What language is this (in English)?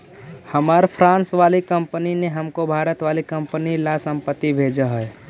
Magahi